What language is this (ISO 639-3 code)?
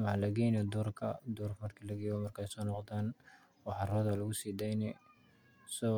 som